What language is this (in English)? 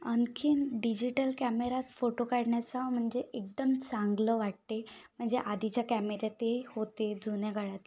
Marathi